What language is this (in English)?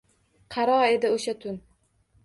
Uzbek